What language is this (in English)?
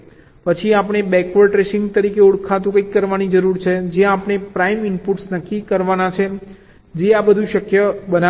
Gujarati